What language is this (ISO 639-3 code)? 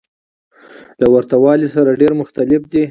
pus